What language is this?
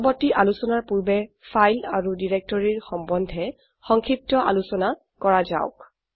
Assamese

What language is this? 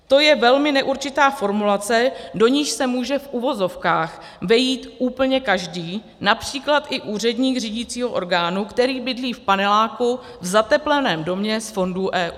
Czech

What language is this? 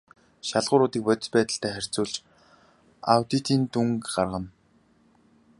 Mongolian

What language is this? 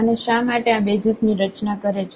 Gujarati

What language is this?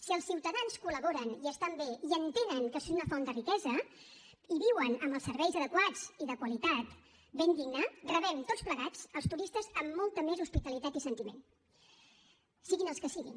Catalan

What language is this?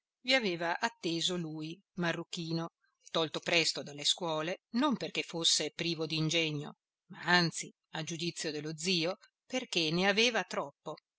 Italian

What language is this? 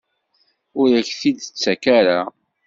Kabyle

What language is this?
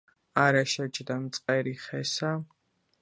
Georgian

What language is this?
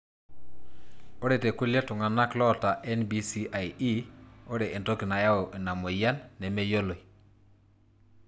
Masai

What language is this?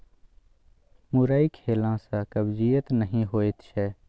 Maithili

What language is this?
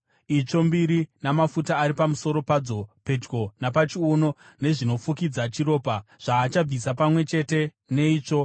Shona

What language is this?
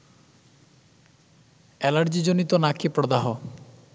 Bangla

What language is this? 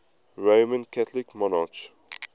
English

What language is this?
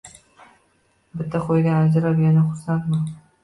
Uzbek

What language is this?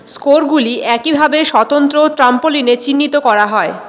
Bangla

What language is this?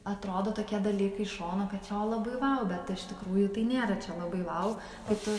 Lithuanian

